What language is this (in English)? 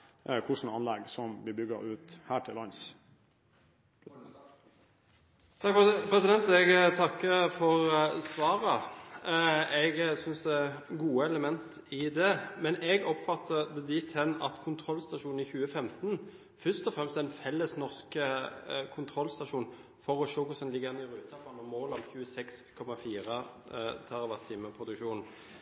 Norwegian Bokmål